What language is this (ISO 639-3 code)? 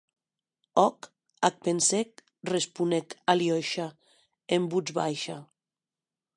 oci